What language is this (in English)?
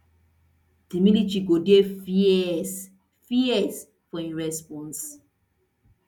Nigerian Pidgin